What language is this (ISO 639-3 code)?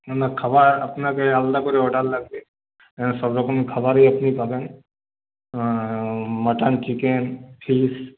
ben